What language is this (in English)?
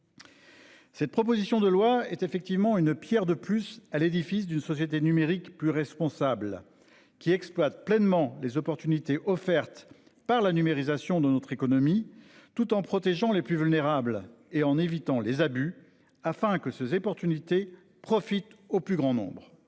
French